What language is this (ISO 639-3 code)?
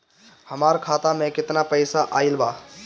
bho